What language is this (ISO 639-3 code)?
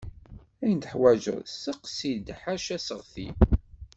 kab